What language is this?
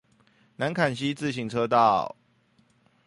Chinese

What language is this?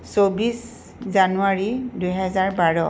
Assamese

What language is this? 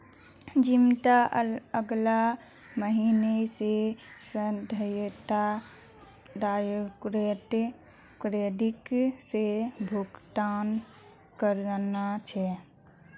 Magahi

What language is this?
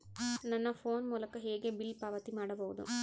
Kannada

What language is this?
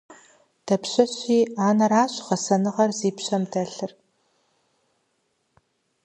Kabardian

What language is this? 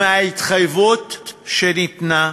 Hebrew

